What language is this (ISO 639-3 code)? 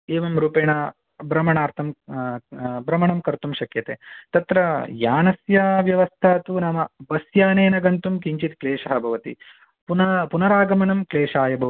san